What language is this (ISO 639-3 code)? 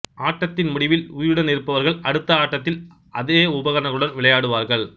tam